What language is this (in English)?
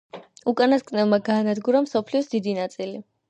Georgian